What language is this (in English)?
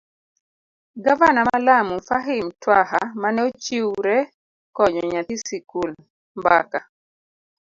Luo (Kenya and Tanzania)